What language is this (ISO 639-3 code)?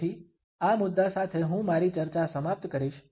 guj